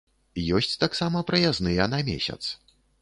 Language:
Belarusian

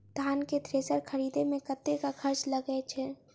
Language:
Maithili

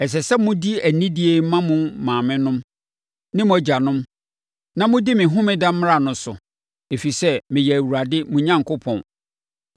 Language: Akan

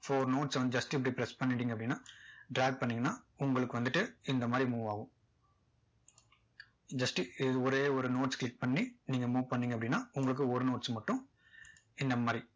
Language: Tamil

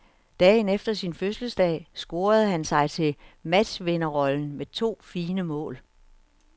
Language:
Danish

